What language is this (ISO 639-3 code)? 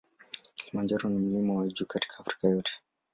swa